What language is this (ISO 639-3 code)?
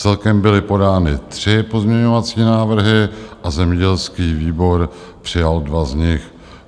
ces